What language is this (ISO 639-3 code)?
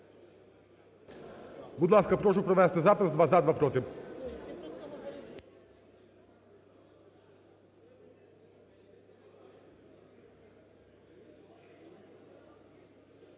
ukr